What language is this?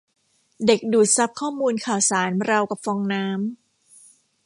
Thai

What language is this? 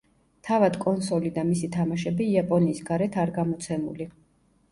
Georgian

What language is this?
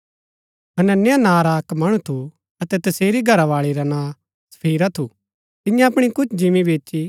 Gaddi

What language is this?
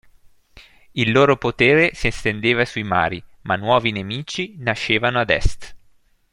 Italian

